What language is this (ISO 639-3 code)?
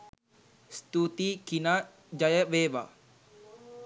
sin